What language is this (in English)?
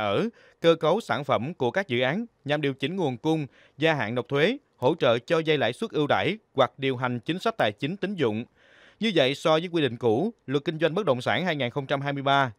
Vietnamese